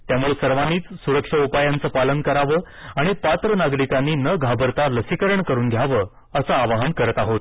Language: Marathi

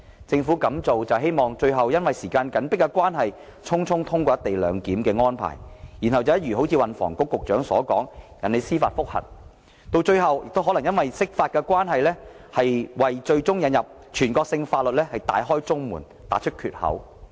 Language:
Cantonese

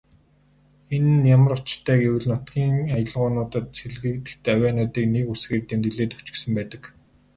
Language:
Mongolian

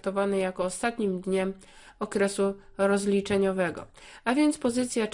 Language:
Polish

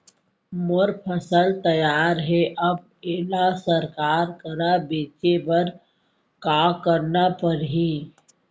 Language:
Chhattisgarhi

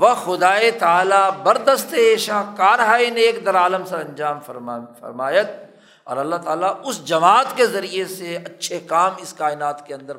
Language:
Urdu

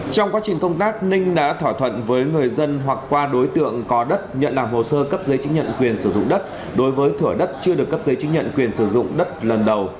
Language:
Vietnamese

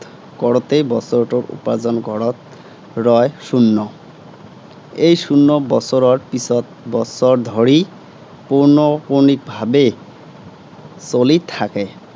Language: Assamese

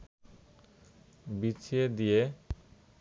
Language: Bangla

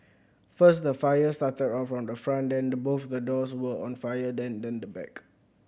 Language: English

